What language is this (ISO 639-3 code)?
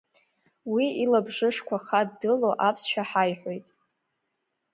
abk